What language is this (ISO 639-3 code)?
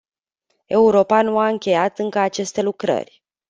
ron